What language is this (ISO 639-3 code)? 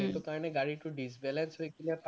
asm